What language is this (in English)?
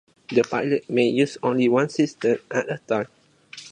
English